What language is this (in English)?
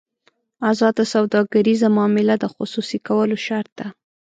Pashto